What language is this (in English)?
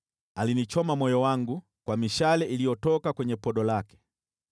Swahili